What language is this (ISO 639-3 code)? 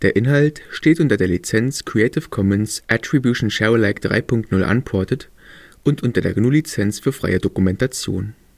deu